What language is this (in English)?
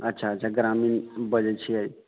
Maithili